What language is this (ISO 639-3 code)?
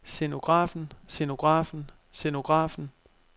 dan